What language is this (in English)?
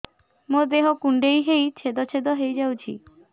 Odia